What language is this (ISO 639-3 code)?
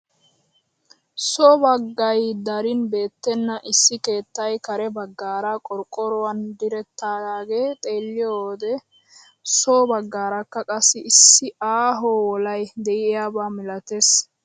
wal